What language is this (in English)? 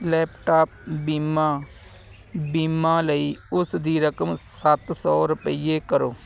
Punjabi